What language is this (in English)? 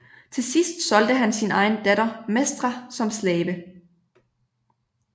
Danish